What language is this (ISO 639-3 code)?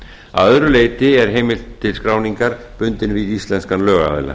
isl